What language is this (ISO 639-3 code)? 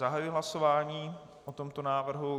ces